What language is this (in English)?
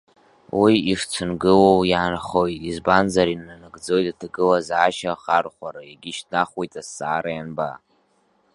Abkhazian